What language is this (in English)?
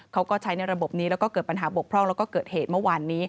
Thai